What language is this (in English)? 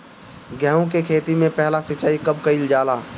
Bhojpuri